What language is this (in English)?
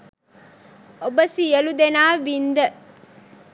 Sinhala